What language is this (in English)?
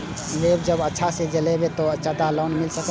Maithili